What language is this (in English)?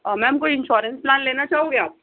Urdu